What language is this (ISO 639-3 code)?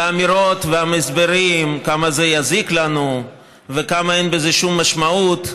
heb